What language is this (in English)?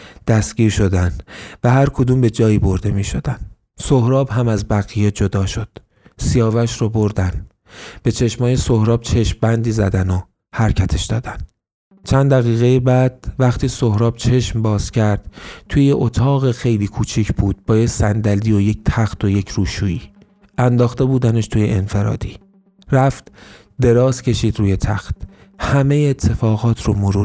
Persian